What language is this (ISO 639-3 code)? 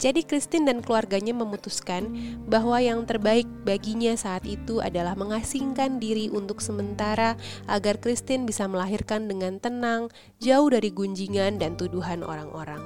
ind